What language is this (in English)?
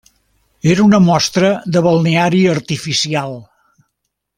Catalan